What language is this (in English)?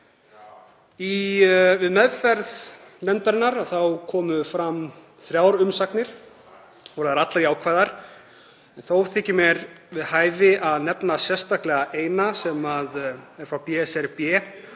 Icelandic